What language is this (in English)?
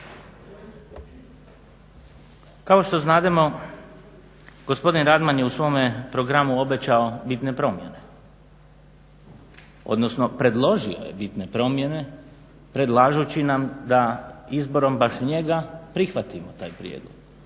Croatian